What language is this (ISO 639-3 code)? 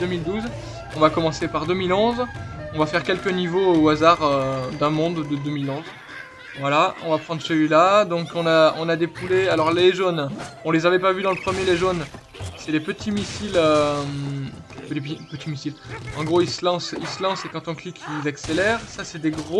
fra